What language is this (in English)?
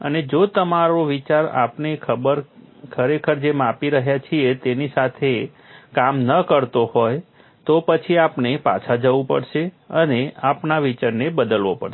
Gujarati